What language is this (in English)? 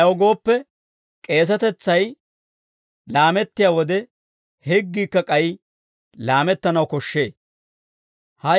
Dawro